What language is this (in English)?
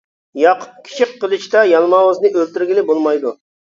Uyghur